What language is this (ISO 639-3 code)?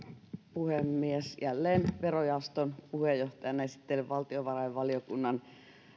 fin